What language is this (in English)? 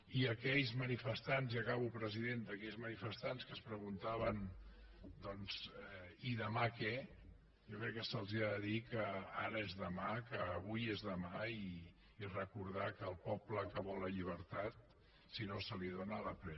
Catalan